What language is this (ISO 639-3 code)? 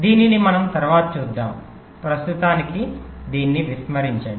tel